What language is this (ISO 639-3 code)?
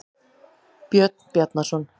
isl